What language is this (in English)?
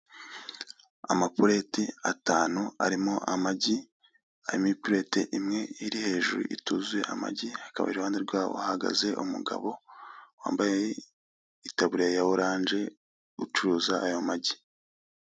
Kinyarwanda